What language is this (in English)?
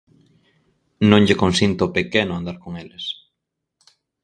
Galician